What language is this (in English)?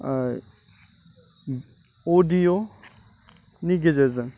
Bodo